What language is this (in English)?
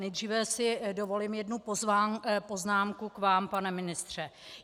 Czech